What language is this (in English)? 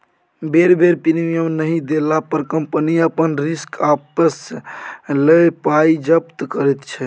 Maithili